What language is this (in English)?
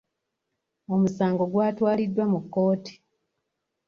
Ganda